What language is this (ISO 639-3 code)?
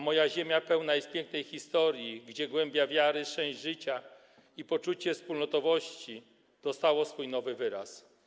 pol